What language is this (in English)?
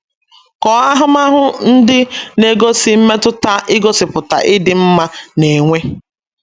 Igbo